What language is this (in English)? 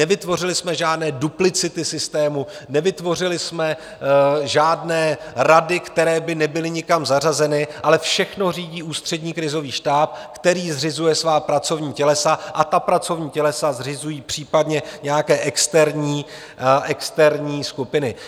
Czech